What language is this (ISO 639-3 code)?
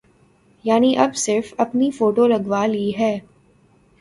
urd